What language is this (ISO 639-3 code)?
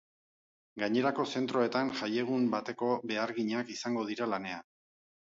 eus